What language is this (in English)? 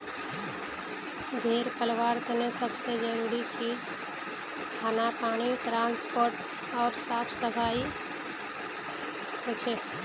Magahi